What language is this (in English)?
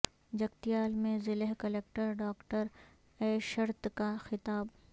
Urdu